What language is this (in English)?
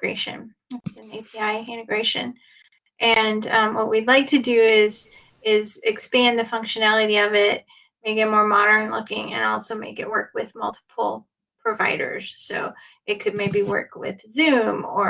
English